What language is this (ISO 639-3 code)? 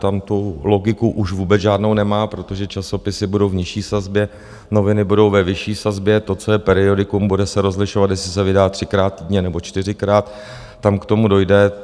ces